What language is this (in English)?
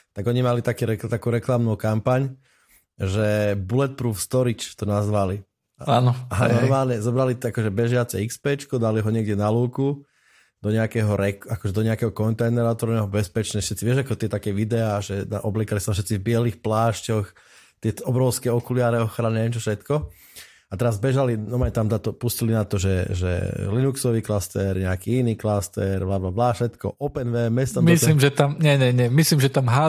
Slovak